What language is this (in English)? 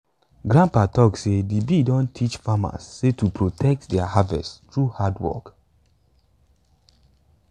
Nigerian Pidgin